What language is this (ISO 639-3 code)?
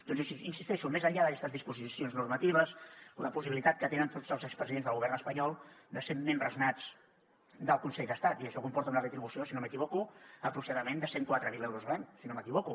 cat